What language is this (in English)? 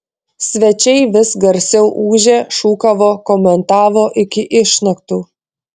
Lithuanian